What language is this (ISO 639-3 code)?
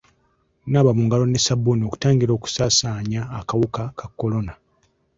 lug